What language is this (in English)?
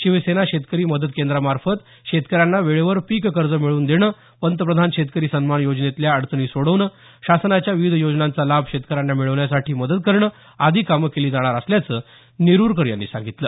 Marathi